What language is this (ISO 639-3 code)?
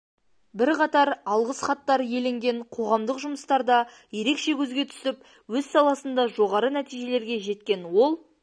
kaz